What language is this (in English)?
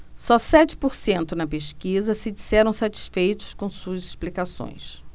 Portuguese